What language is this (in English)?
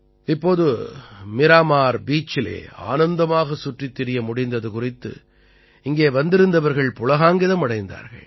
Tamil